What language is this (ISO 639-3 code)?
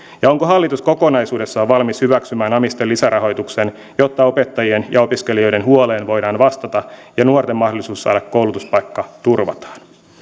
fin